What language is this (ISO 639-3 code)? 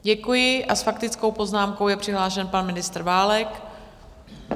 ces